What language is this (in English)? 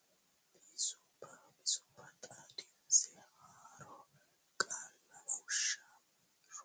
Sidamo